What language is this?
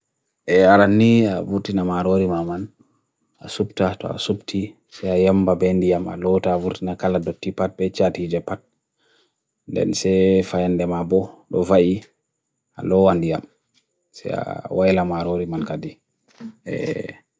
Bagirmi Fulfulde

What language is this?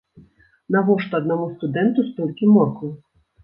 Belarusian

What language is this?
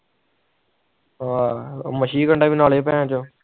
Punjabi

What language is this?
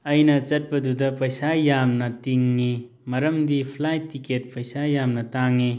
Manipuri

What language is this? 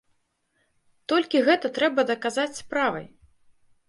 Belarusian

